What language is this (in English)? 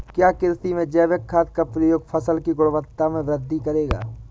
Hindi